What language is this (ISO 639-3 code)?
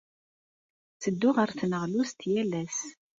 kab